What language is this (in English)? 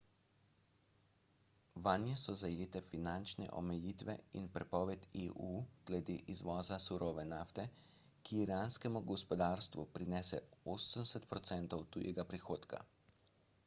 Slovenian